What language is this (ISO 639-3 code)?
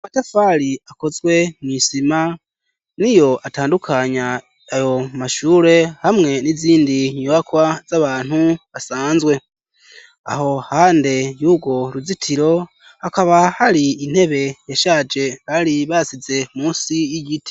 run